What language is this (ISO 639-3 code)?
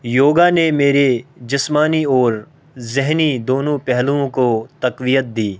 urd